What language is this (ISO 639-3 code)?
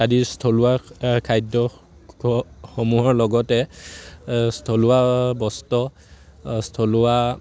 asm